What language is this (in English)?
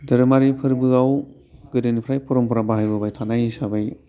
Bodo